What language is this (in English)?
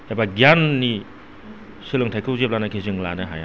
Bodo